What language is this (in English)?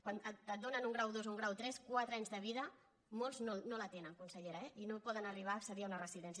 Catalan